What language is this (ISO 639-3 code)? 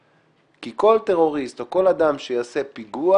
heb